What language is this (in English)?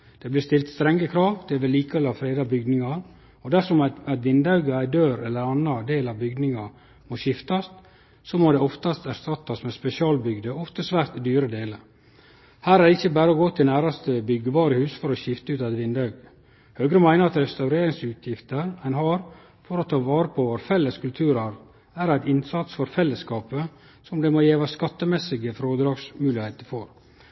Norwegian Nynorsk